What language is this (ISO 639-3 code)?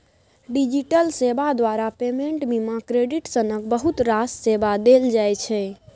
mai